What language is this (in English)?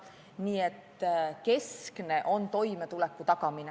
Estonian